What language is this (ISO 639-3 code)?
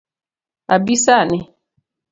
luo